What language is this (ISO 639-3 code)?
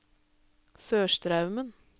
nor